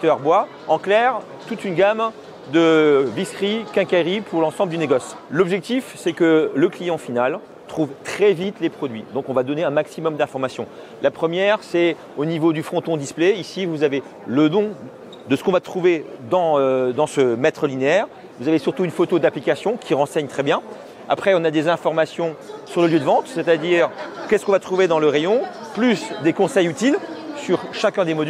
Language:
French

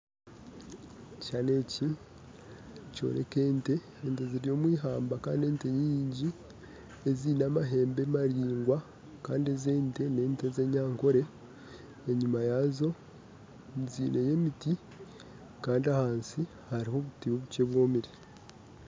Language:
Nyankole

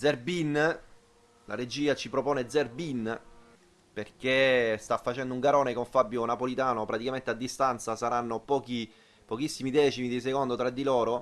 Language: Italian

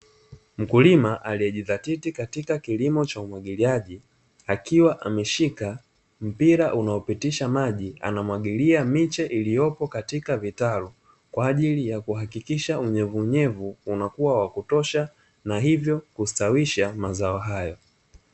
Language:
Swahili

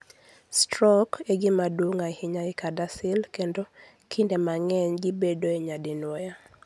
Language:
Luo (Kenya and Tanzania)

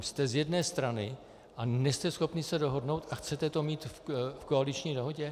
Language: Czech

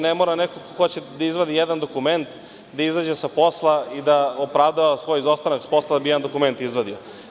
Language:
Serbian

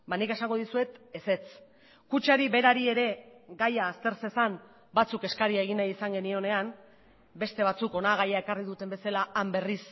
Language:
Basque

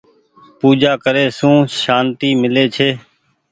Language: Goaria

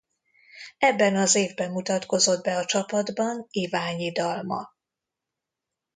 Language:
Hungarian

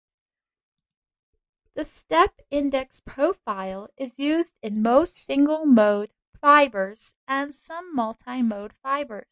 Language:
English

